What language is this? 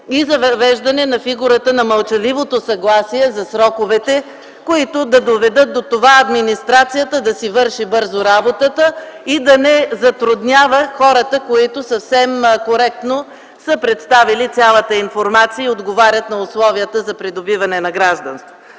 Bulgarian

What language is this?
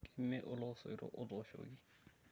Masai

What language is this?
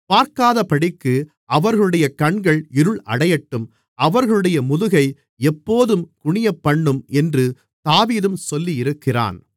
Tamil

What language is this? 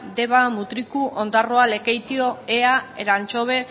Basque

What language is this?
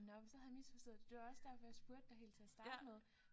Danish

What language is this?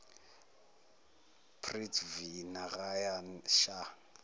Zulu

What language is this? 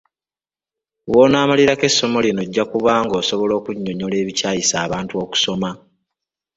Ganda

